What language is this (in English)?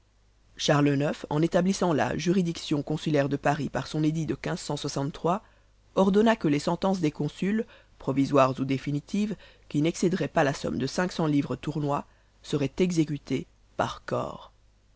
French